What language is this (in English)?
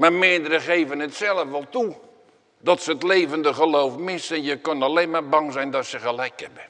Dutch